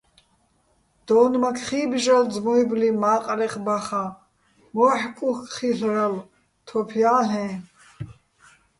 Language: Bats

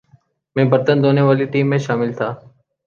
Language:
Urdu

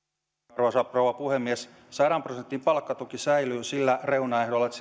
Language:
Finnish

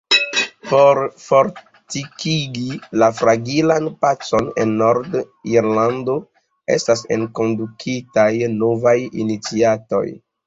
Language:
Esperanto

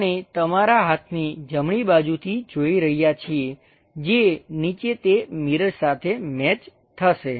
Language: Gujarati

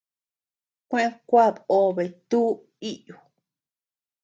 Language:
Tepeuxila Cuicatec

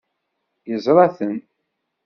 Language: Kabyle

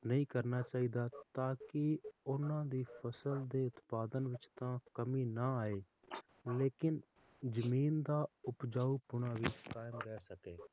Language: Punjabi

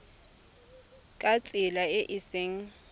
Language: Tswana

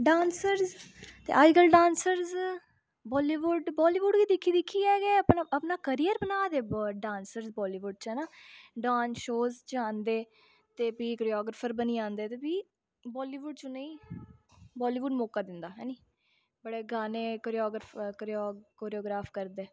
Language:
Dogri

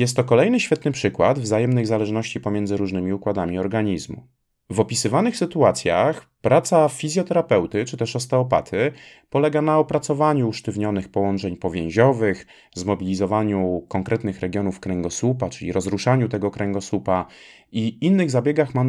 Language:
Polish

